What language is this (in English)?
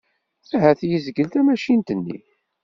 Kabyle